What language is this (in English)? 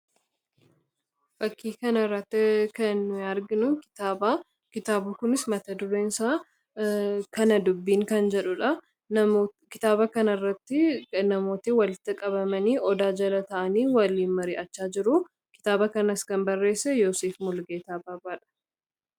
Oromo